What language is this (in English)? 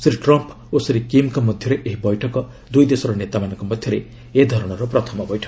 Odia